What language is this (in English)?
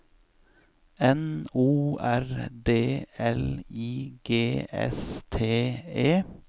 Norwegian